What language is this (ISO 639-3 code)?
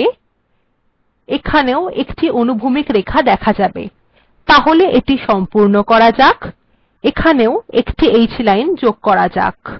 ben